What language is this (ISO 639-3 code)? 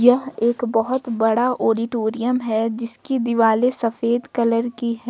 hin